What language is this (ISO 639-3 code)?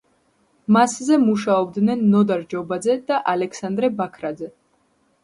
kat